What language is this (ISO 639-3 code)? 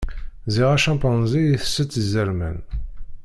kab